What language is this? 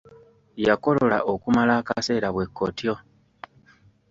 Ganda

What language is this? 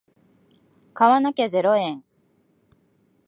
Japanese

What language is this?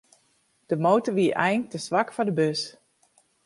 Western Frisian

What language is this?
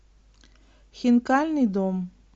Russian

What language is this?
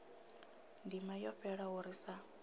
Venda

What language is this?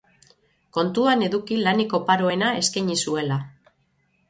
Basque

